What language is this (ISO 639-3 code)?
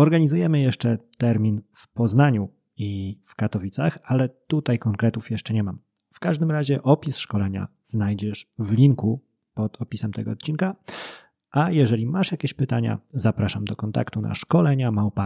pol